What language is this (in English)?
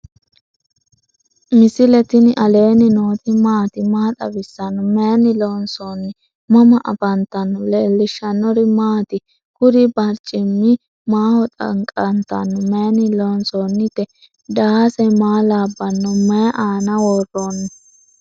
Sidamo